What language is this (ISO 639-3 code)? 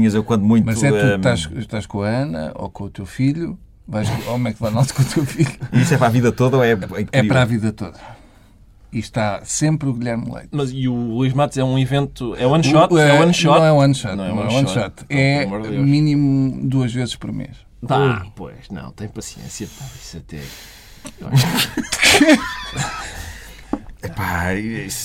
por